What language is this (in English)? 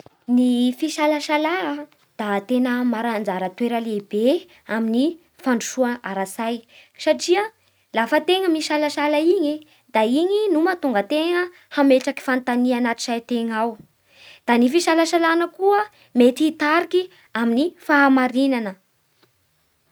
Bara Malagasy